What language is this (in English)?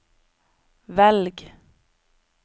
Norwegian